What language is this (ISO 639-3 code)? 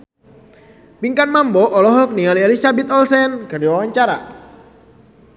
sun